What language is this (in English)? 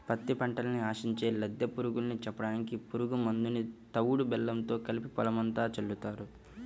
Telugu